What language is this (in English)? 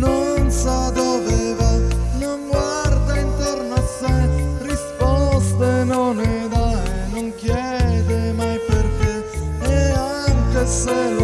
Italian